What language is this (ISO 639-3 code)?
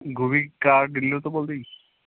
pan